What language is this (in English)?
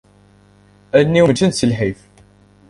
Kabyle